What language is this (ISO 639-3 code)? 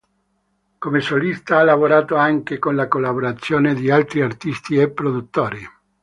ita